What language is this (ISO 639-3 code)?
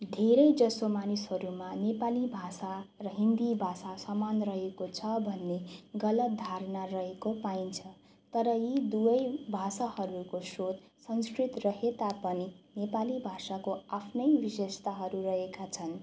nep